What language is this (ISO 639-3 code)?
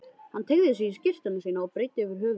isl